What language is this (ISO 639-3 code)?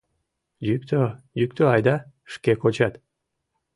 chm